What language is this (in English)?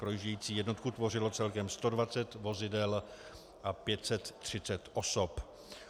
Czech